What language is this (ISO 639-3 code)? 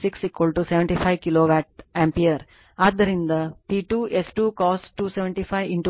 kan